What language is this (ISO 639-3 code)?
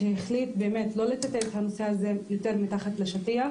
heb